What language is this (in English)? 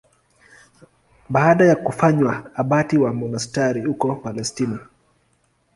Swahili